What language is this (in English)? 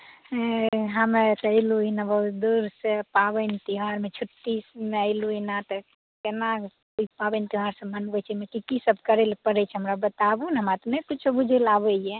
Maithili